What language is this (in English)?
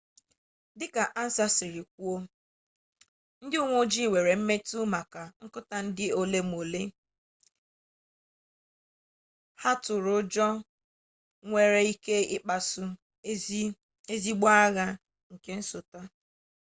Igbo